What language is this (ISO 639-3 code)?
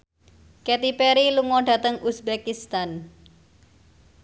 jav